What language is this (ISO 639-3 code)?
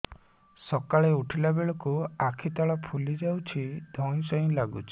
ori